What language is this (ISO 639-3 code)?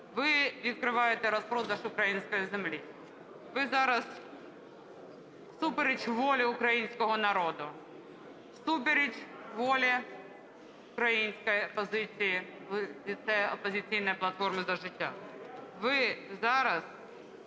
ukr